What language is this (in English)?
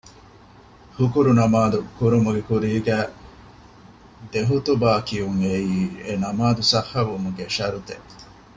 Divehi